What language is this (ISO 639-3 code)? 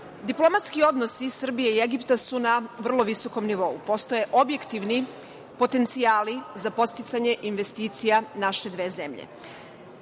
srp